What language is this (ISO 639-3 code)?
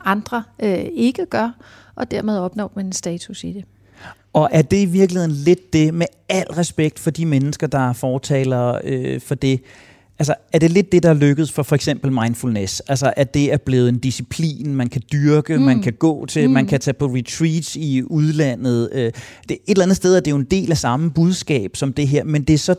dan